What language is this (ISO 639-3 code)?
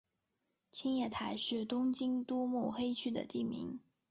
zho